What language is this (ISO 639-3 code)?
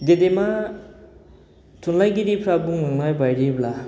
brx